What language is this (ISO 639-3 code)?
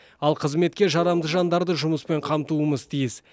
kaz